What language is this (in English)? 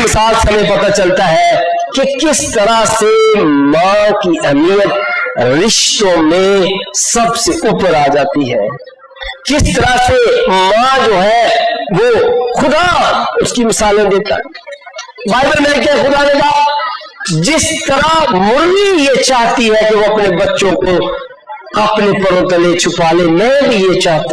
Urdu